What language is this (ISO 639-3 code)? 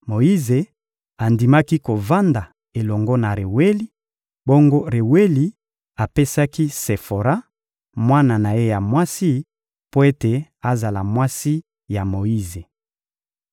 lin